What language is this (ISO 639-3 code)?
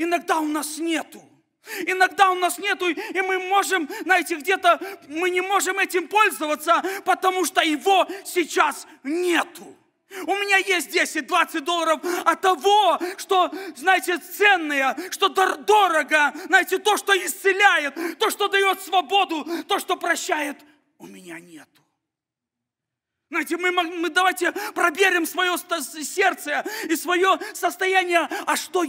rus